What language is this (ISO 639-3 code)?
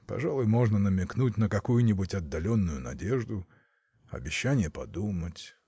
rus